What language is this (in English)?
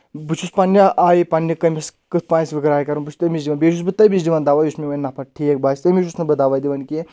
Kashmiri